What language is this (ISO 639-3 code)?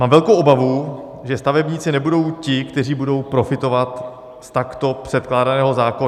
ces